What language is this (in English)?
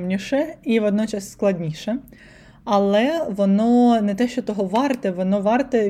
Ukrainian